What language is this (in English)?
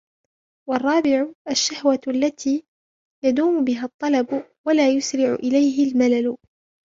Arabic